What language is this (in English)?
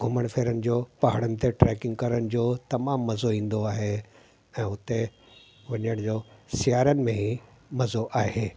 Sindhi